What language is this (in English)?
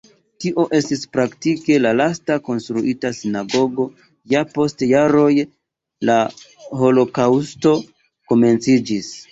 Esperanto